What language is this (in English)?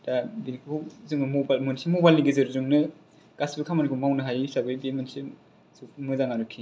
Bodo